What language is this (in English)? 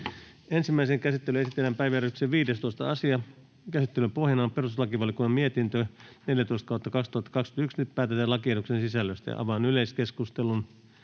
Finnish